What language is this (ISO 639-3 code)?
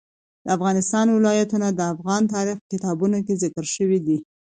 pus